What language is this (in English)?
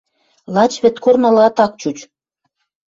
Western Mari